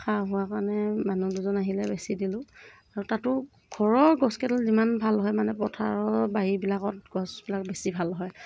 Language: Assamese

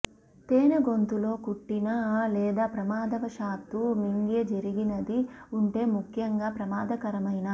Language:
Telugu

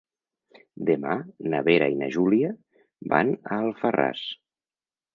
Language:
Catalan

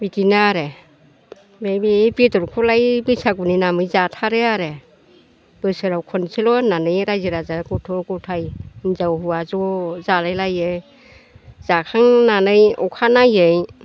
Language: Bodo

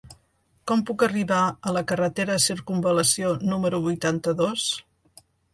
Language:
Catalan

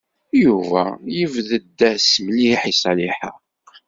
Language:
Kabyle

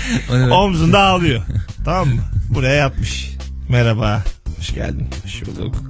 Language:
Turkish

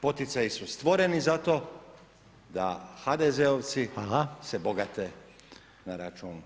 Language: Croatian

